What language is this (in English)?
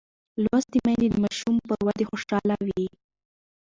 Pashto